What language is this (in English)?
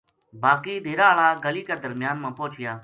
Gujari